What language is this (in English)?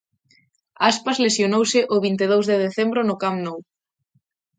Galician